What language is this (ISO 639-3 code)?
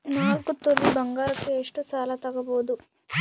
kan